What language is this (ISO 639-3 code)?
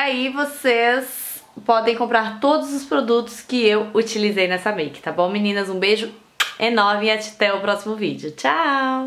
por